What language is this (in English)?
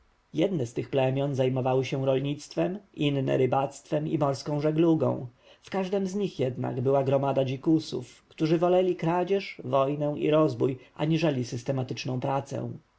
Polish